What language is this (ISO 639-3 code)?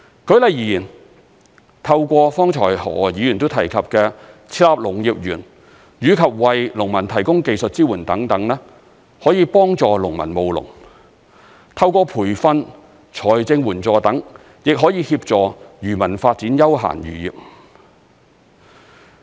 yue